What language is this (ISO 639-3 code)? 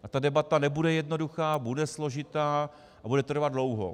ces